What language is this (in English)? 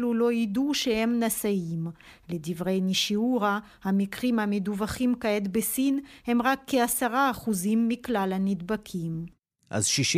Hebrew